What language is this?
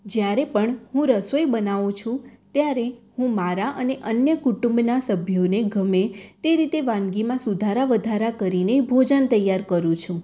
Gujarati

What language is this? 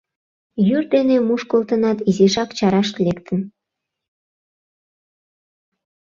Mari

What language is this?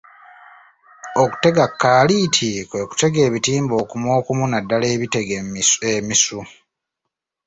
Ganda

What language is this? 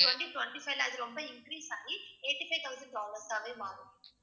Tamil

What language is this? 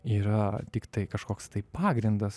Lithuanian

